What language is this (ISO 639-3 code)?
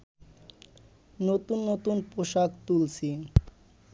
ben